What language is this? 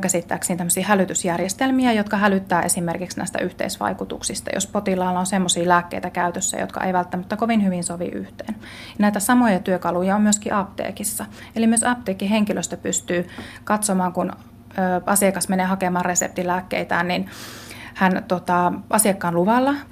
Finnish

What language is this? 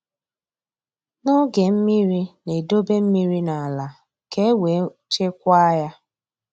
Igbo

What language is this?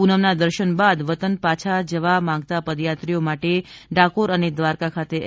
Gujarati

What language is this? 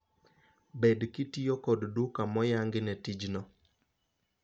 Luo (Kenya and Tanzania)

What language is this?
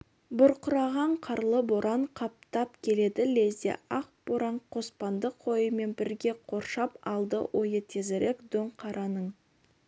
Kazakh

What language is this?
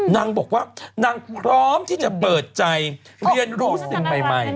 Thai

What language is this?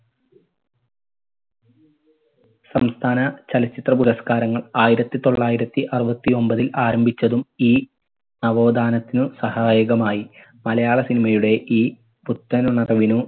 Malayalam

